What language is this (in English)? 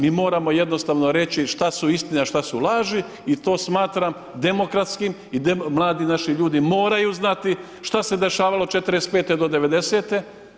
Croatian